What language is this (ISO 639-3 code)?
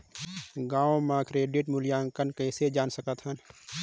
hne